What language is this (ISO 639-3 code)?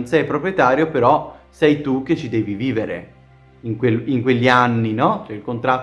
ita